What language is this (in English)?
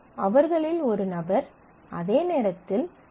Tamil